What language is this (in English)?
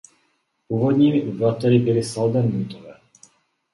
Czech